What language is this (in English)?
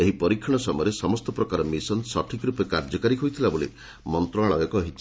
Odia